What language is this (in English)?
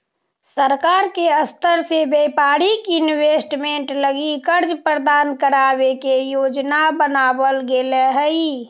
Magahi